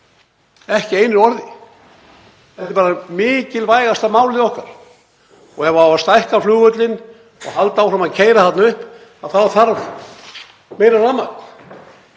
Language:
Icelandic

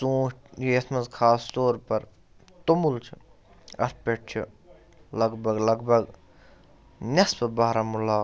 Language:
Kashmiri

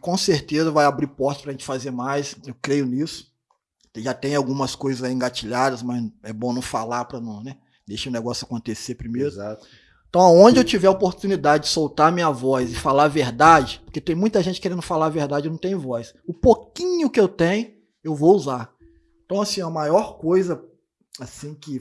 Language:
Portuguese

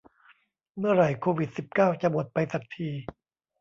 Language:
Thai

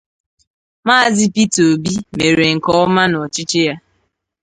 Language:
Igbo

